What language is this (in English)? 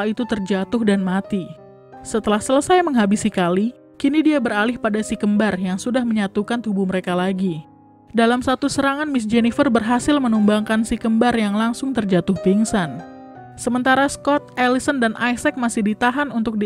Indonesian